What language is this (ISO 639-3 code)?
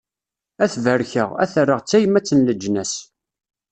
kab